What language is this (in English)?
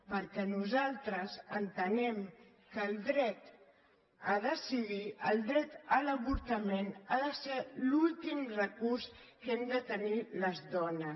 Catalan